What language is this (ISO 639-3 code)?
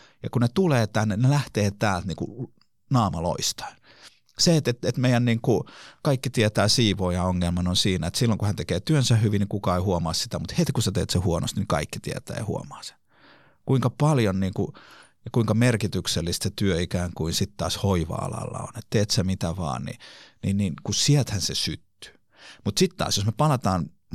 fin